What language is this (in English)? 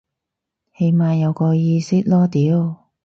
Cantonese